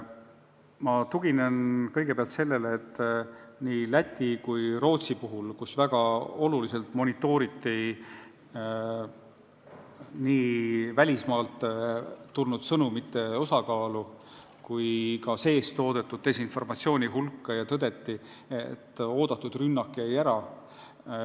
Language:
Estonian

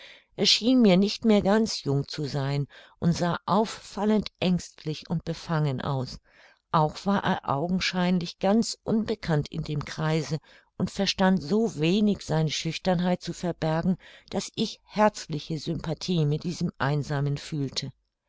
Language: German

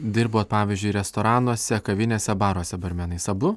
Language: Lithuanian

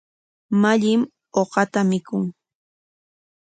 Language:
Corongo Ancash Quechua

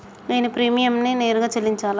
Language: Telugu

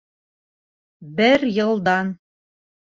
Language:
Bashkir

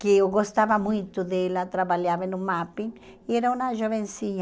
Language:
Portuguese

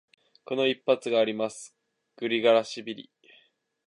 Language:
Japanese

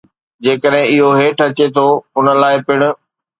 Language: Sindhi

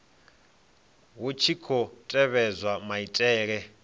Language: Venda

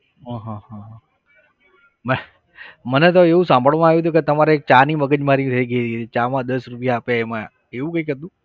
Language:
Gujarati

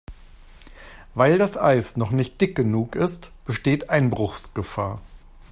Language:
German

